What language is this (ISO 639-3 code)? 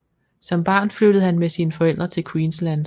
dan